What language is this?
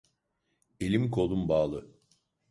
Turkish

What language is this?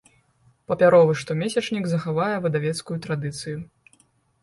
Belarusian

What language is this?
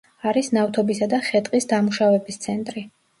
Georgian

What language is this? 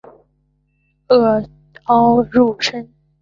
Chinese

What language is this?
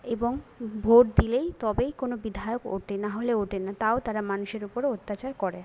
Bangla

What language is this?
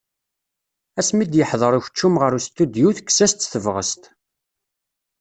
Kabyle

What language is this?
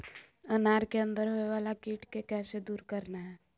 Magahi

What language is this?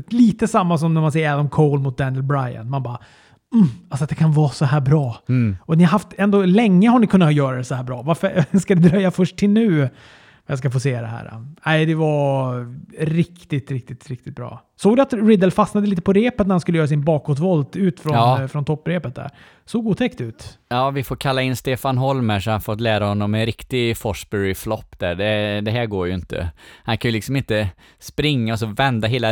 Swedish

